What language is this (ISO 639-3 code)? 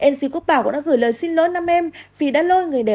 vie